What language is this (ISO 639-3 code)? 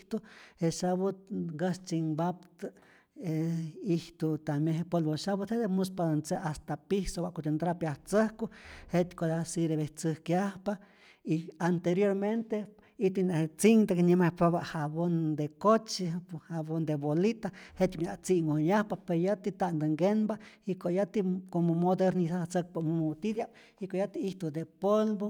zor